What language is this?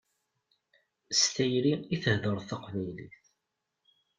Kabyle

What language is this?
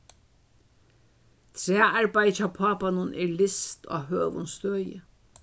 Faroese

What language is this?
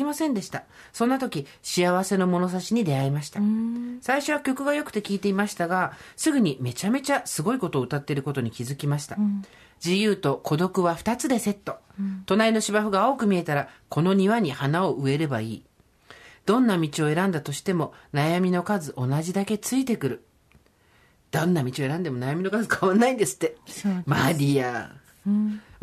Japanese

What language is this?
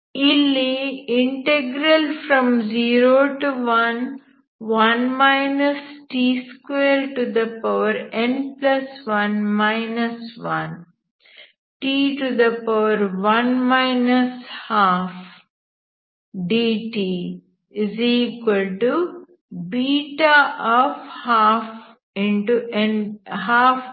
Kannada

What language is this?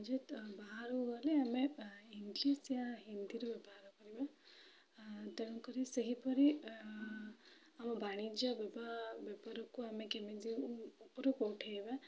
Odia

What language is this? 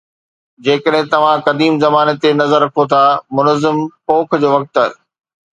Sindhi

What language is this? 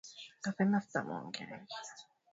Swahili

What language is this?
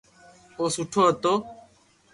Loarki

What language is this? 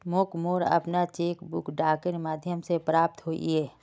Magahi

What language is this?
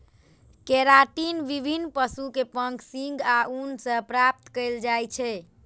Maithili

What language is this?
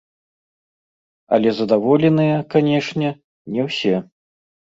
Belarusian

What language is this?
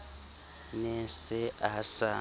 Southern Sotho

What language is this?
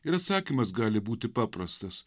Lithuanian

